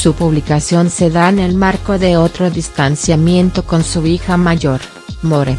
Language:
Spanish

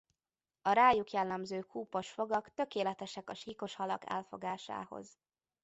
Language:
Hungarian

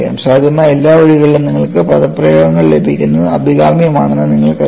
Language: Malayalam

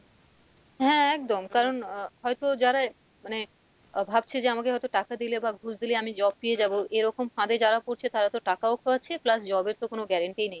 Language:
Bangla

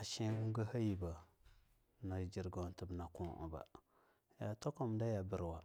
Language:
Longuda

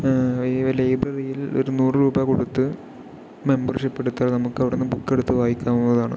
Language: Malayalam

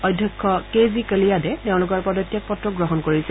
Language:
Assamese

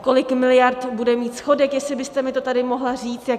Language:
Czech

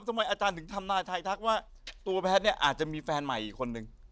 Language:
Thai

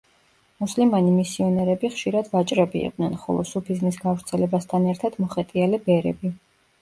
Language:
Georgian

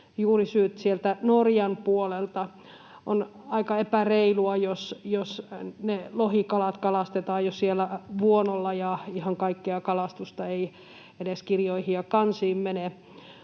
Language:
Finnish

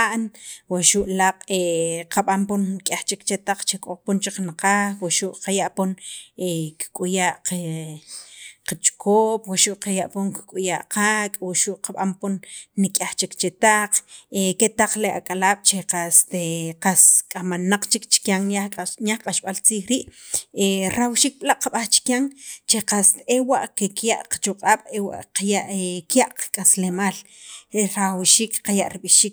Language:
Sacapulteco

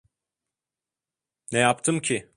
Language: Turkish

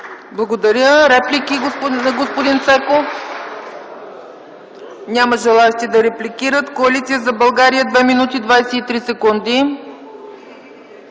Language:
Bulgarian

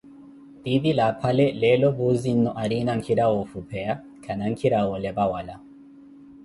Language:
Koti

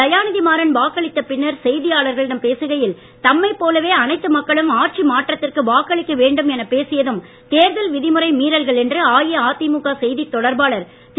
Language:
Tamil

